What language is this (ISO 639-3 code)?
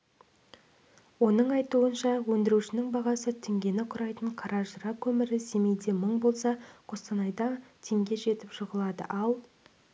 kaz